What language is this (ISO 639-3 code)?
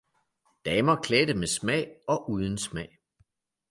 dan